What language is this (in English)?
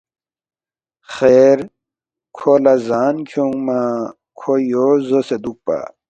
Balti